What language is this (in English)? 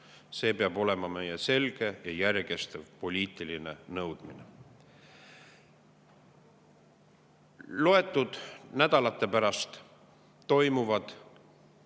Estonian